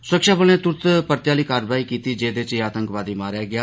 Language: Dogri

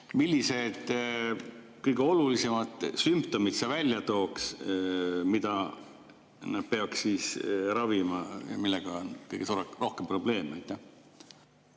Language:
Estonian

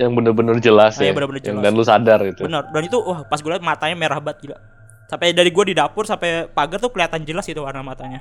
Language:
Indonesian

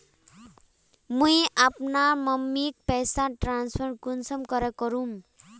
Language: Magahi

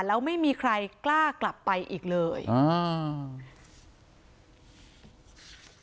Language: Thai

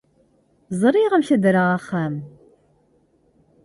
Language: Kabyle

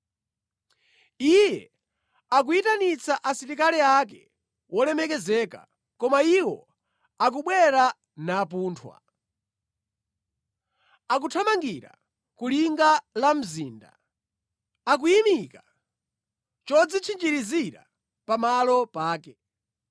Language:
Nyanja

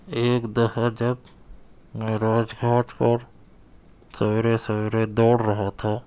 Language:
Urdu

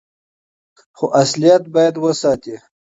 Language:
Pashto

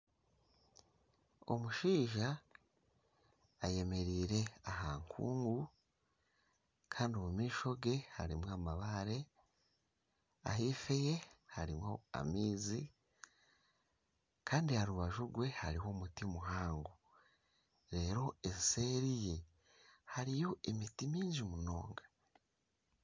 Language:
Nyankole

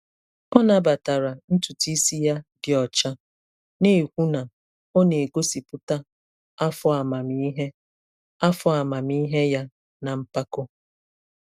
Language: Igbo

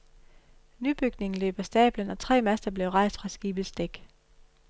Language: Danish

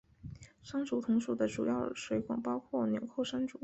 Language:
Chinese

